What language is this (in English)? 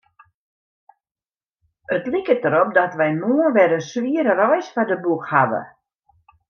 Western Frisian